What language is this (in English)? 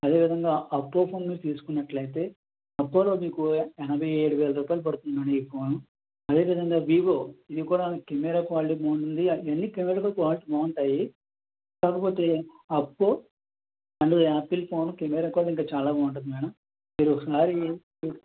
Telugu